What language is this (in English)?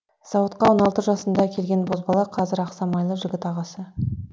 Kazakh